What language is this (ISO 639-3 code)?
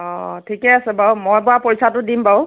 asm